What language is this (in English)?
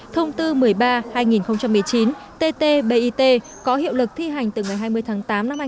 Vietnamese